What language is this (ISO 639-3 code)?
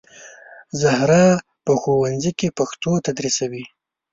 pus